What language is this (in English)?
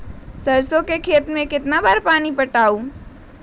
Magahi